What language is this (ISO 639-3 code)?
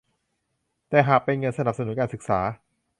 tha